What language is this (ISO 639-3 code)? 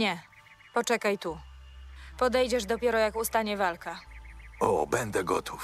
pol